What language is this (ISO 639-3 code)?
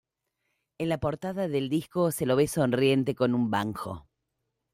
spa